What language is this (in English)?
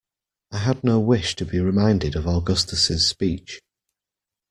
English